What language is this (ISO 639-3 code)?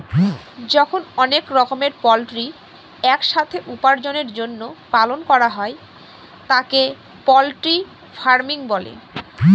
ben